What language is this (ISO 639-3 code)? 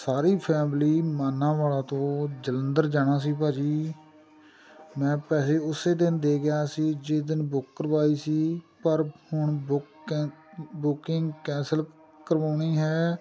pan